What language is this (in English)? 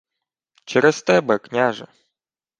Ukrainian